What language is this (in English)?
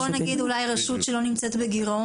Hebrew